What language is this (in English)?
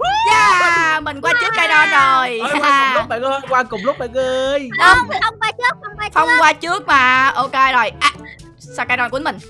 Vietnamese